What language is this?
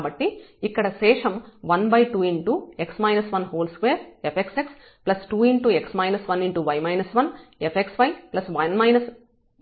Telugu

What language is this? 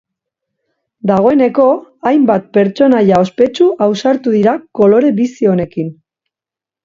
Basque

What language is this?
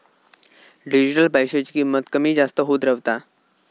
Marathi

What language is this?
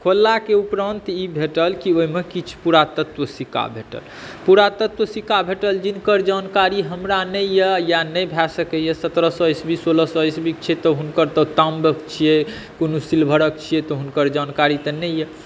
Maithili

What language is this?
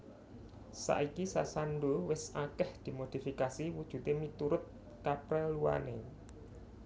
Javanese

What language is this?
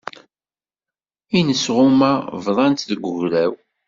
Kabyle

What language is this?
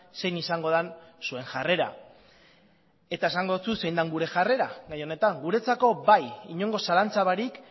Basque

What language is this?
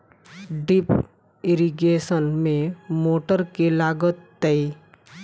Maithili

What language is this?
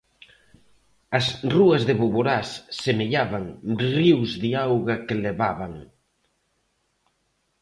Galician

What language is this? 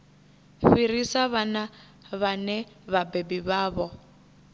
Venda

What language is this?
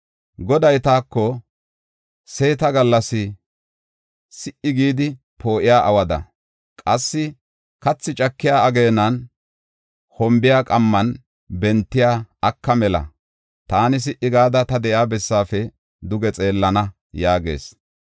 Gofa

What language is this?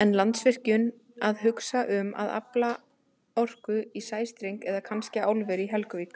Icelandic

